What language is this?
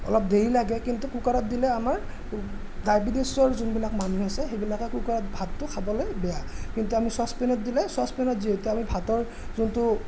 Assamese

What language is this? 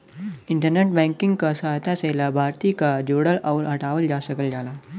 Bhojpuri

